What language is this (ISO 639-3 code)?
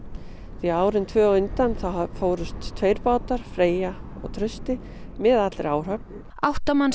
isl